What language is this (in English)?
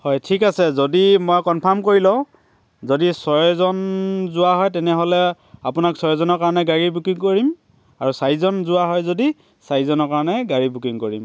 Assamese